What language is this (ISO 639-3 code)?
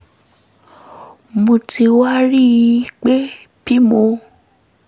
yor